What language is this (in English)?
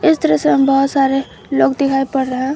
Hindi